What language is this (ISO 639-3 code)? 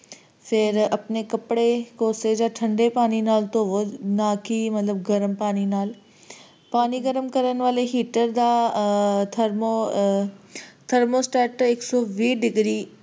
pan